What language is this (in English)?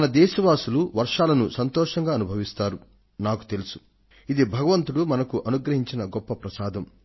Telugu